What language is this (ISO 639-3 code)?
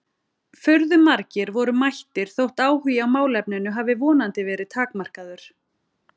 isl